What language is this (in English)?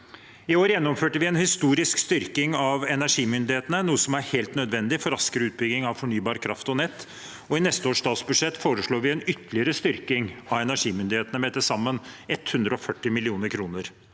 Norwegian